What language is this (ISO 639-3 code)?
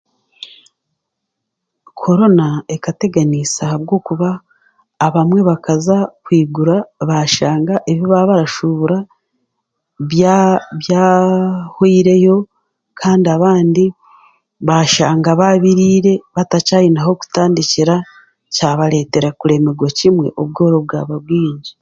cgg